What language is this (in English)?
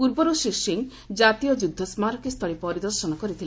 Odia